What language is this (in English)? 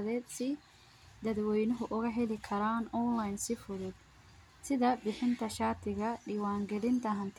Somali